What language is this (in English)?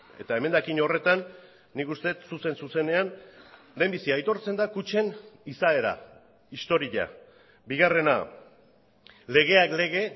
Basque